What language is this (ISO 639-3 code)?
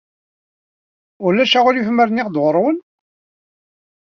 kab